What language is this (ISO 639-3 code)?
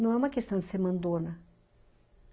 por